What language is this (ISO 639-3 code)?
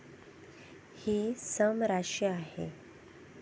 mar